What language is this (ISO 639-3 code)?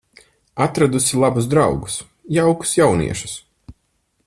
lav